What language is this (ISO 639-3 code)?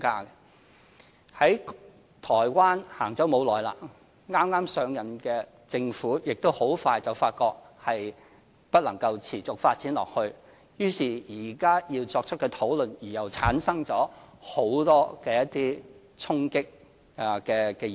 yue